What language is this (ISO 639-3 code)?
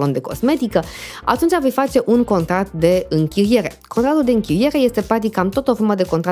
ron